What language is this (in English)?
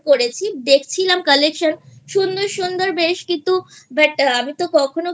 Bangla